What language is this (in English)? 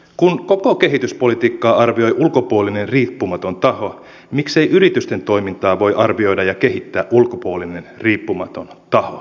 Finnish